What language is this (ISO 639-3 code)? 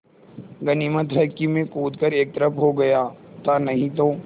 hin